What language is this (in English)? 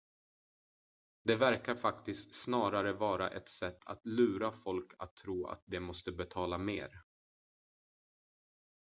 Swedish